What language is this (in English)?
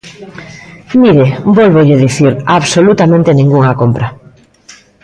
Galician